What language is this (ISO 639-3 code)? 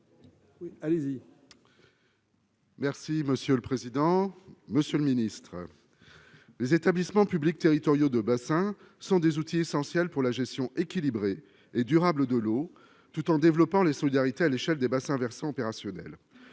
fra